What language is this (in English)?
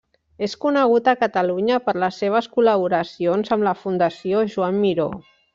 Catalan